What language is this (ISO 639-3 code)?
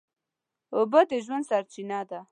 pus